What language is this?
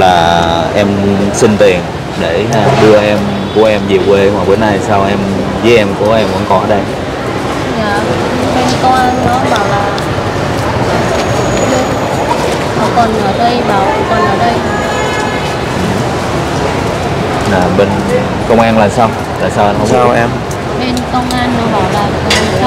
Vietnamese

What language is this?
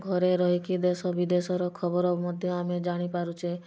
Odia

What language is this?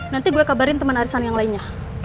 Indonesian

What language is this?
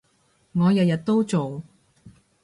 Cantonese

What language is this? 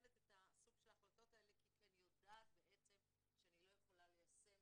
Hebrew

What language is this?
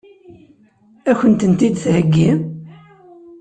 Kabyle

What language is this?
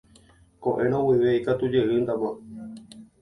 Guarani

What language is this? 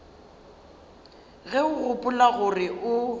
Northern Sotho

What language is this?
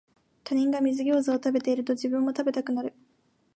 Japanese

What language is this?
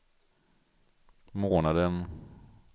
Swedish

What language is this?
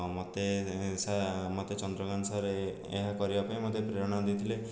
Odia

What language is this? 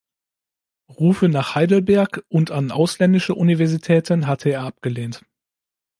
German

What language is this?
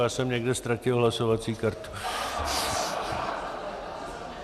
Czech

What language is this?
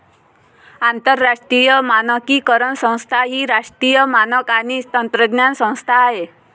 Marathi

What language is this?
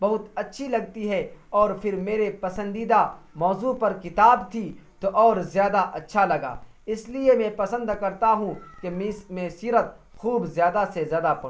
Urdu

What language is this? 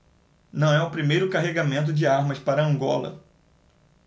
Portuguese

